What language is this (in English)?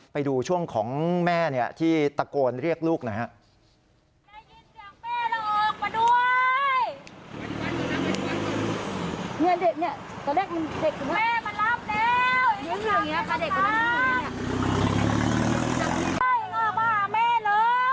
Thai